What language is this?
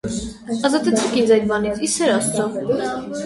Armenian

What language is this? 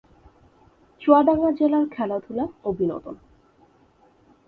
Bangla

